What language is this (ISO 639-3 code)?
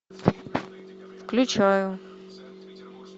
rus